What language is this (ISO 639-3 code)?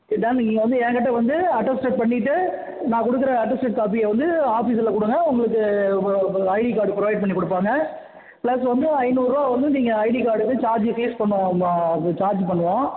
tam